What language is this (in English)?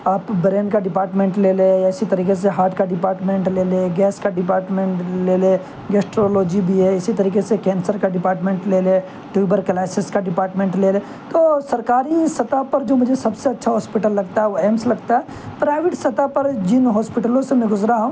Urdu